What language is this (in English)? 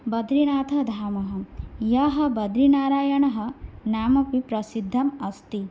Sanskrit